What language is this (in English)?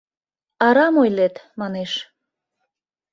Mari